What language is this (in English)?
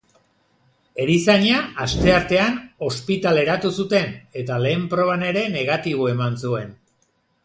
Basque